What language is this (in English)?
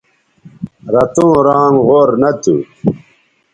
Bateri